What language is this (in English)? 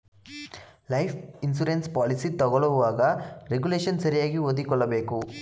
Kannada